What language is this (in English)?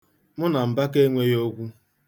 Igbo